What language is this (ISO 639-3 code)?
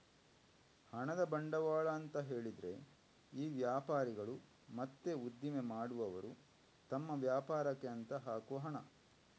kan